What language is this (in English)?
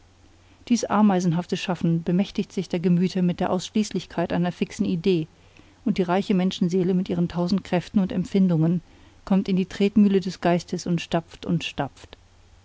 German